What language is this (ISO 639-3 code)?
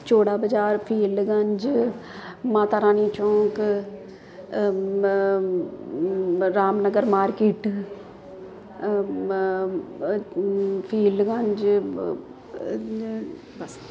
pan